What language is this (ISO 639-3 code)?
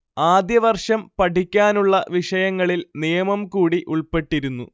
mal